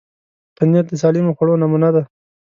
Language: Pashto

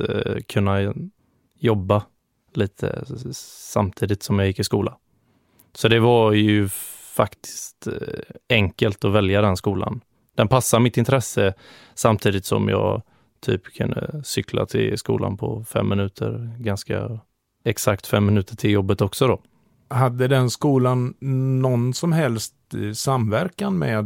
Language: Swedish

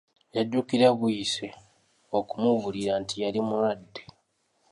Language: Ganda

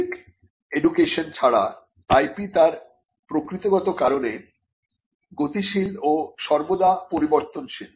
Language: Bangla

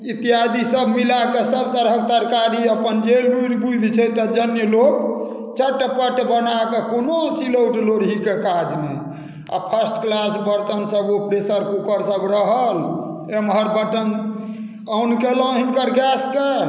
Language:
Maithili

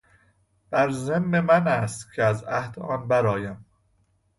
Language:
Persian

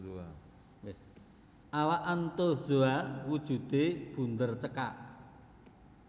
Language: Javanese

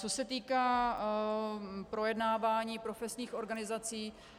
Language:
Czech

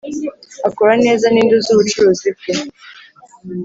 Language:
Kinyarwanda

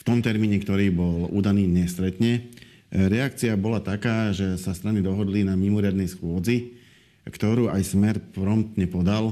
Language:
Slovak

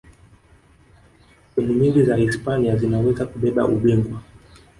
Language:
Swahili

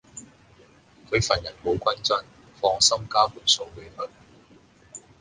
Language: Cantonese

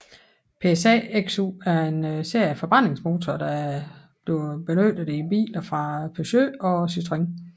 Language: Danish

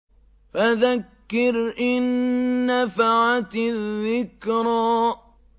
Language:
Arabic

